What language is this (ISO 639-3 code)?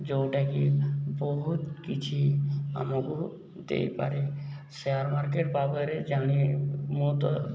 ori